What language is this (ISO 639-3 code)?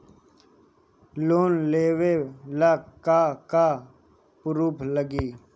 bho